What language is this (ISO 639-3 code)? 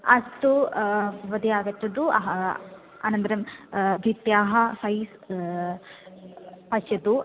san